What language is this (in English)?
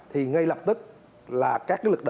Vietnamese